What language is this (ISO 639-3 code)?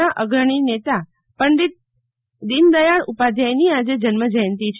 guj